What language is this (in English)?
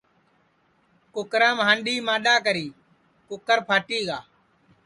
Sansi